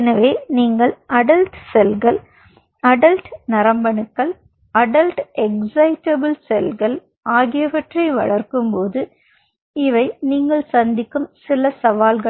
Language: Tamil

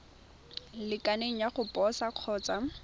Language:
Tswana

